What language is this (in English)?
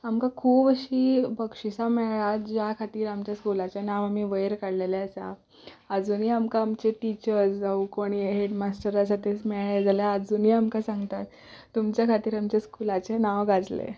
Konkani